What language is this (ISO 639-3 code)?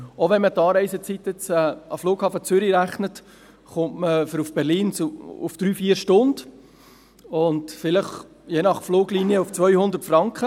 gsw